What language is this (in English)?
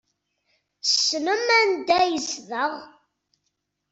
Kabyle